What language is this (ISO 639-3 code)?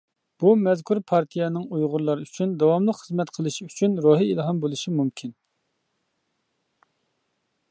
uig